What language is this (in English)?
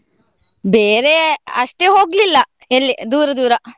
Kannada